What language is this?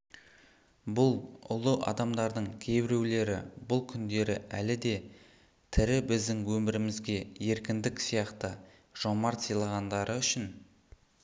Kazakh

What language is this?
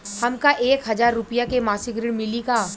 Bhojpuri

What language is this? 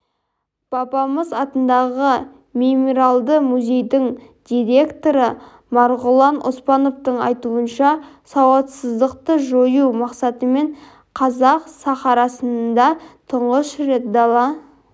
Kazakh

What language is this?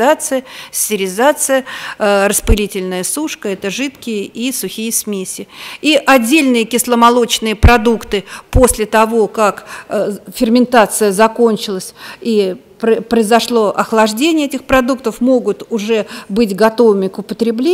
Russian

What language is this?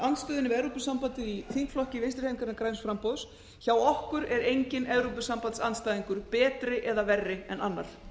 Icelandic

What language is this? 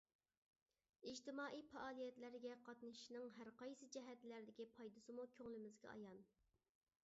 Uyghur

